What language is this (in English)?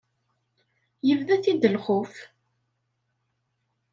Kabyle